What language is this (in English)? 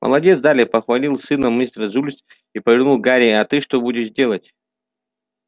Russian